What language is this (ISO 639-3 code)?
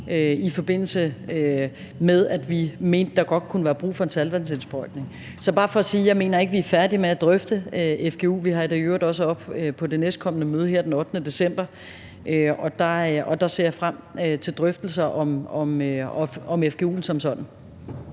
dan